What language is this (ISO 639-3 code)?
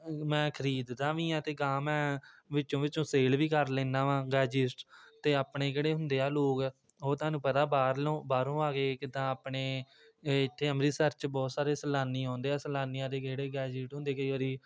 pan